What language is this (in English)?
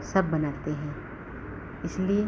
Hindi